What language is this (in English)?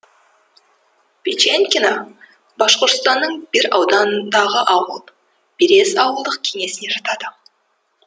Kazakh